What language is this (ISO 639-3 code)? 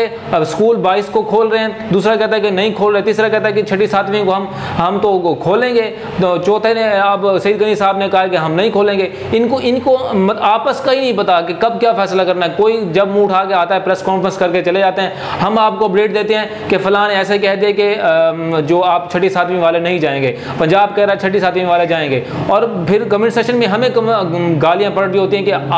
hin